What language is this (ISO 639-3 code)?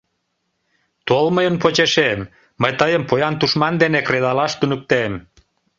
chm